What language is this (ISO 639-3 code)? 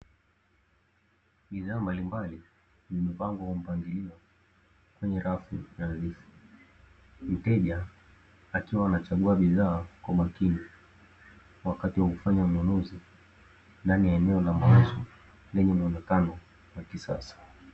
swa